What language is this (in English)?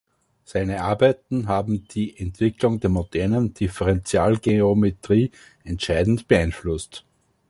German